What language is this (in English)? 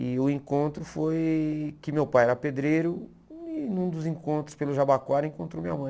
Portuguese